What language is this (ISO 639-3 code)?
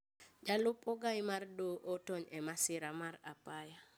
luo